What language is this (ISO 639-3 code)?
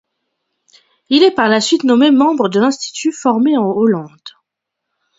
fra